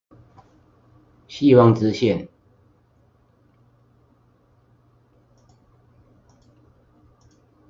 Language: Chinese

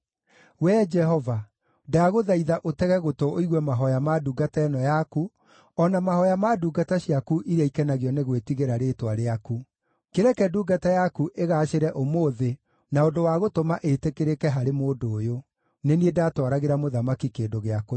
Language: Kikuyu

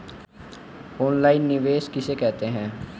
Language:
Hindi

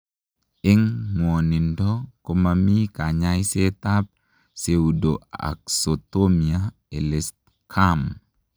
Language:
Kalenjin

